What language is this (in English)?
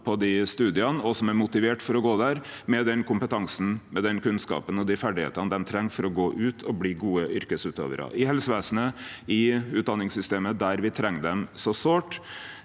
Norwegian